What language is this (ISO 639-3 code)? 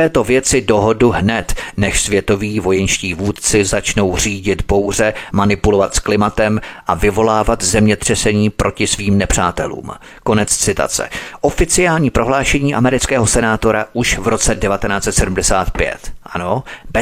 ces